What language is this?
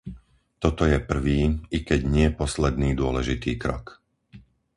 Slovak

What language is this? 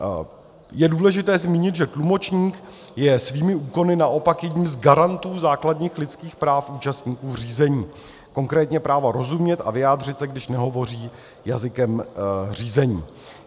Czech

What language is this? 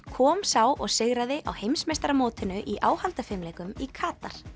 Icelandic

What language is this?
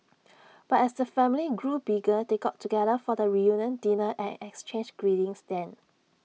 English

